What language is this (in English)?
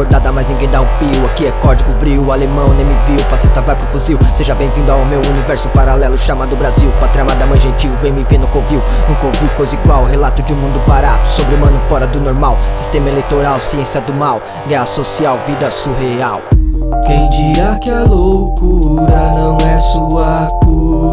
Portuguese